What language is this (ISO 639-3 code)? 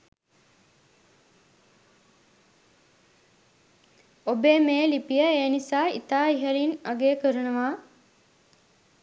sin